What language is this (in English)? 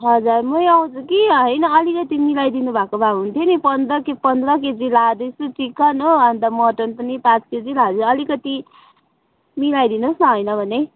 Nepali